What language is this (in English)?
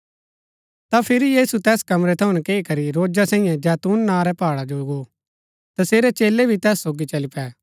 Gaddi